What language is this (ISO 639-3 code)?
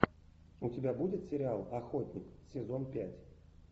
rus